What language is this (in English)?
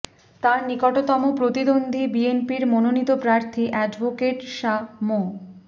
Bangla